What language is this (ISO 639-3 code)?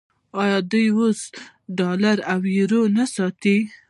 pus